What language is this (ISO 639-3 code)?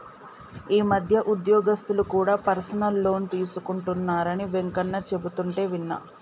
tel